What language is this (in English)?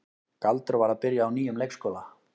Icelandic